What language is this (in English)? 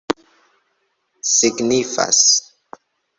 Esperanto